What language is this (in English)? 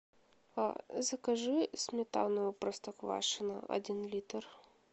Russian